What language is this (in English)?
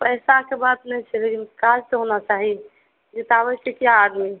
Maithili